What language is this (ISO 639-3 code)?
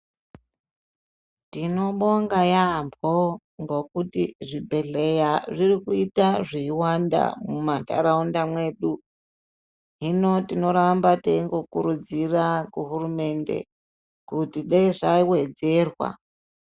ndc